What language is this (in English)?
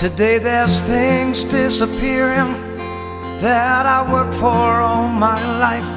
Vietnamese